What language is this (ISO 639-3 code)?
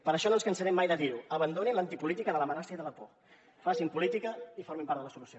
cat